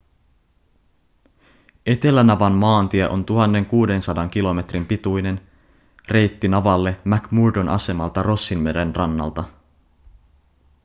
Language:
Finnish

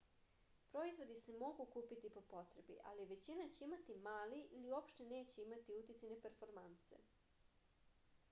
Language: Serbian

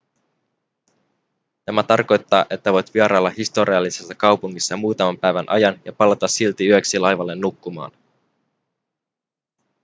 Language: Finnish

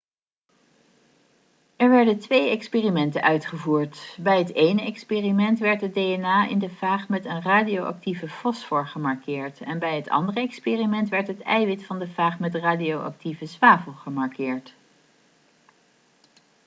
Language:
Dutch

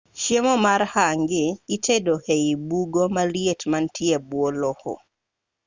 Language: Luo (Kenya and Tanzania)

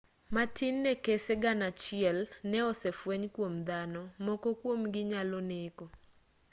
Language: Luo (Kenya and Tanzania)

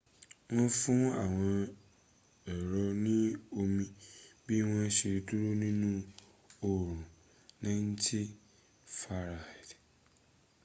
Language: Yoruba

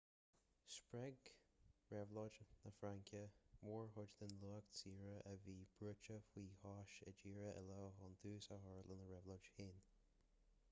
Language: Irish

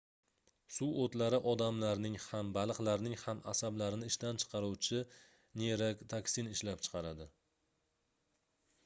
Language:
Uzbek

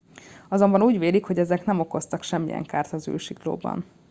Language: Hungarian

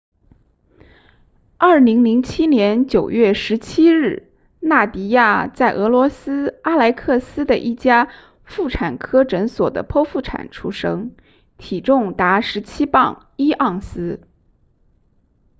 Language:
Chinese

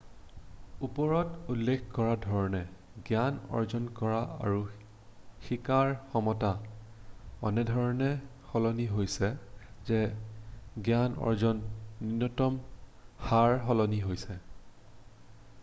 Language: Assamese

